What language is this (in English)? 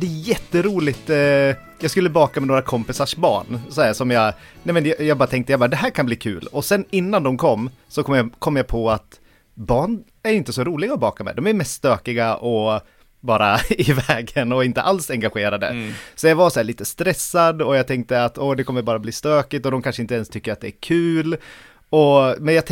Swedish